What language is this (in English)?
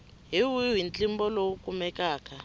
Tsonga